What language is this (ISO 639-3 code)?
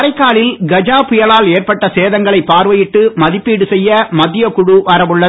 tam